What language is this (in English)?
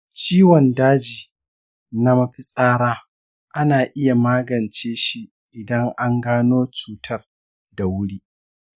Hausa